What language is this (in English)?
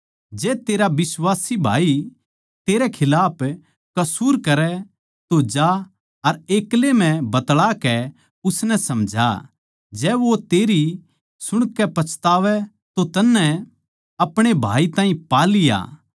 Haryanvi